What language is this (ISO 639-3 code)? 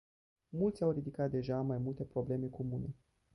ron